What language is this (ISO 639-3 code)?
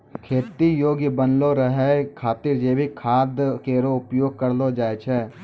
mai